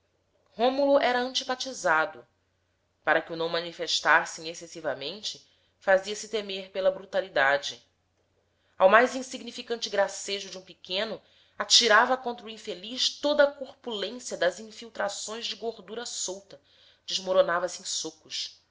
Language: Portuguese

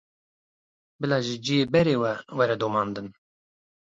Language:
Kurdish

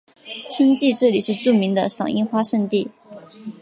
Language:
Chinese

